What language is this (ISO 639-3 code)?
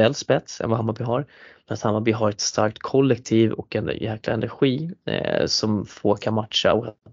swe